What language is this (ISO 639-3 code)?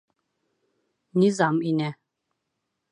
bak